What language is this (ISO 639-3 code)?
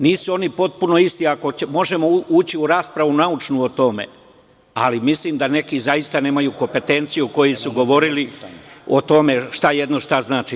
srp